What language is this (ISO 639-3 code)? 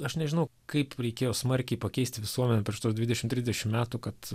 lit